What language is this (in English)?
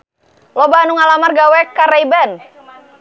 Sundanese